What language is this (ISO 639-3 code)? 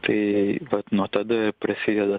lit